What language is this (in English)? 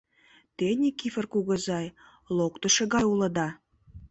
Mari